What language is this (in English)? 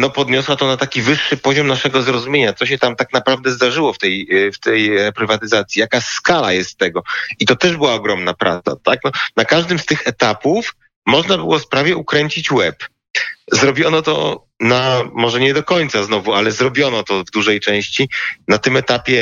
Polish